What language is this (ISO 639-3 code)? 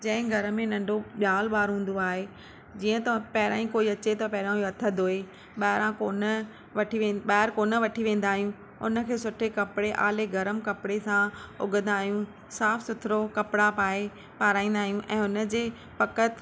snd